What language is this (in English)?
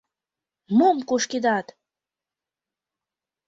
Mari